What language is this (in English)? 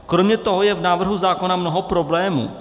Czech